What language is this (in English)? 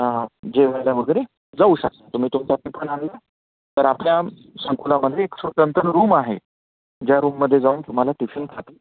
Marathi